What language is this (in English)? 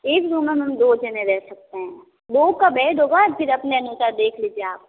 Hindi